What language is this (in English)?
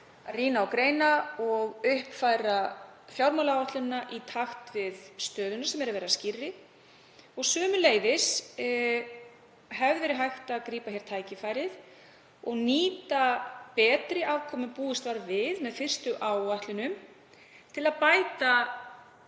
Icelandic